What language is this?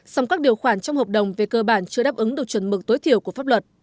Vietnamese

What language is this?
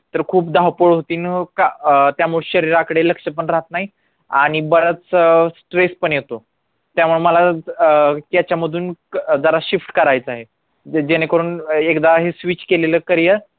Marathi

